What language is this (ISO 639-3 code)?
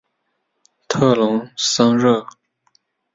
zho